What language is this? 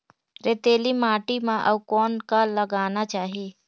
Chhattisgarhi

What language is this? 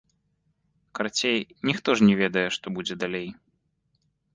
Belarusian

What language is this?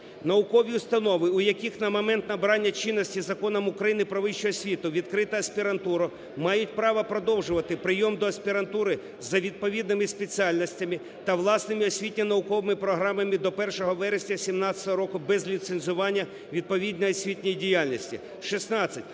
Ukrainian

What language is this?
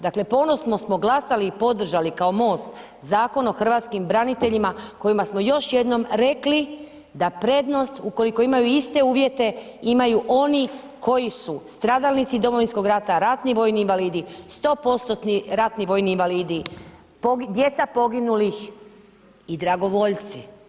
Croatian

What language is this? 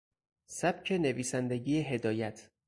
Persian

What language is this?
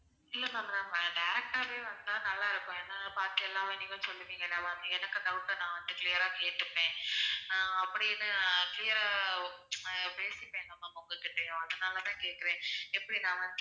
Tamil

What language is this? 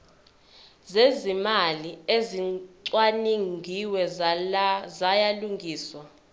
Zulu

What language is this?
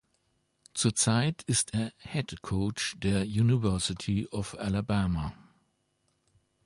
German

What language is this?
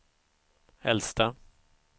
Swedish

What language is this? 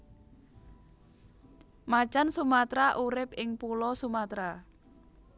Javanese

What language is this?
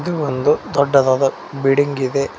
Kannada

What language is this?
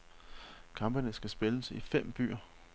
Danish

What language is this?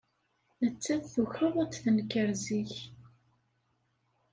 Kabyle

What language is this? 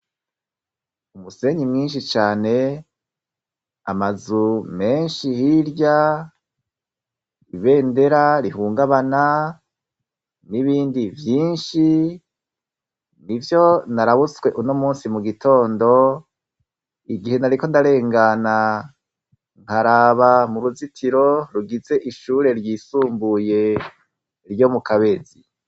Rundi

